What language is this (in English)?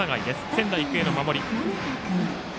Japanese